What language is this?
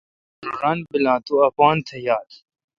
Kalkoti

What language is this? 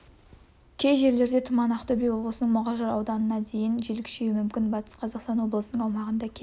Kazakh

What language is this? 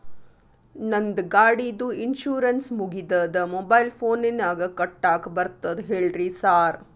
Kannada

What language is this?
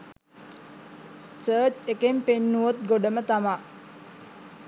Sinhala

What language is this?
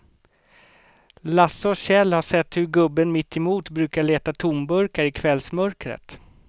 Swedish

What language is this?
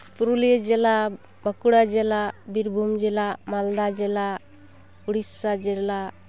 Santali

